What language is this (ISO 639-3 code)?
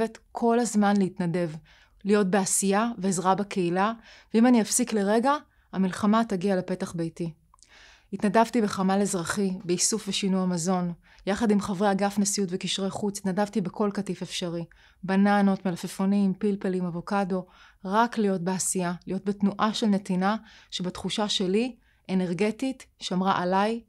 heb